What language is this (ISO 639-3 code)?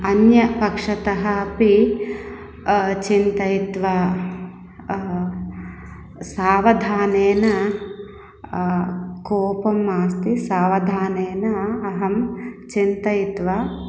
san